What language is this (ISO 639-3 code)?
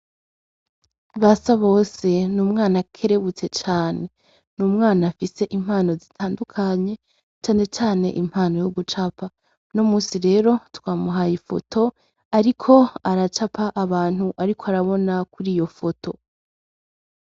run